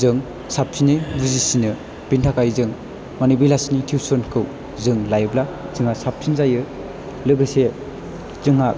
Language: Bodo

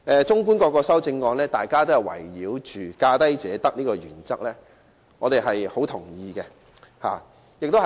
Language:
Cantonese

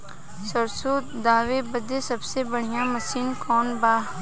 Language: Bhojpuri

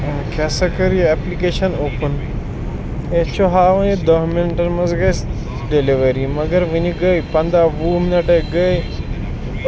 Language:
Kashmiri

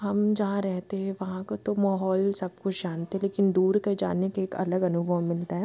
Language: Hindi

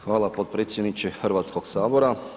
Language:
Croatian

